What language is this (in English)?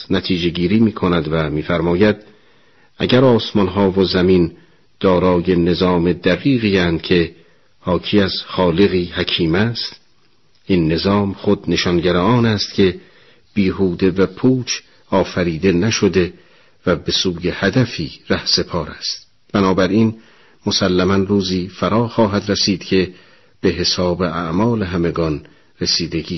Persian